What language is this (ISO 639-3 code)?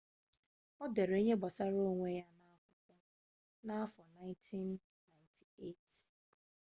ibo